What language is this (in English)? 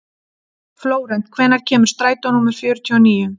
Icelandic